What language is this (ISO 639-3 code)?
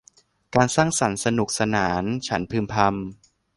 tha